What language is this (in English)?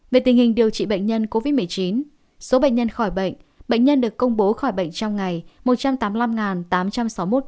Vietnamese